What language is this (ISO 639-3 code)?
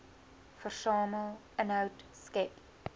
afr